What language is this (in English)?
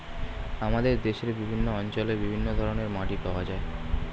Bangla